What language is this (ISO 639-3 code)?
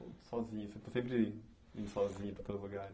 por